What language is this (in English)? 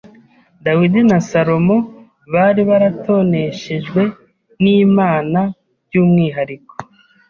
Kinyarwanda